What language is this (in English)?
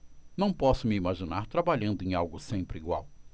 Portuguese